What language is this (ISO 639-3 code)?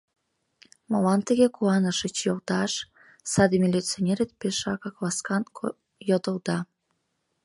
chm